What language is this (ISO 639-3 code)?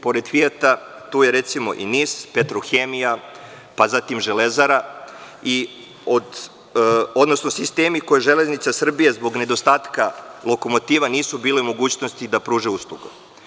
srp